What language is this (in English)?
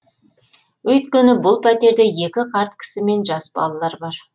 Kazakh